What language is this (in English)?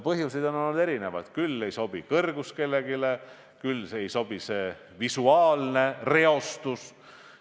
Estonian